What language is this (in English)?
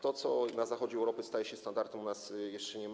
Polish